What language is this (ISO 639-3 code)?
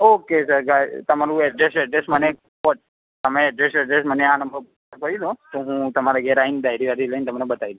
guj